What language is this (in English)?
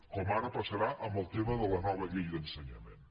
Catalan